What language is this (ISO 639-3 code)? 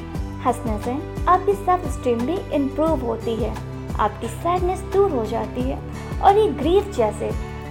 hin